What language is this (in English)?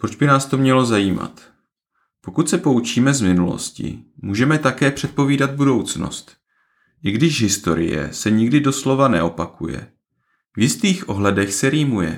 Czech